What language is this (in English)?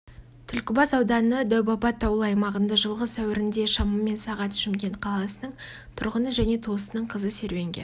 Kazakh